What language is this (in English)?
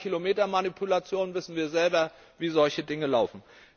German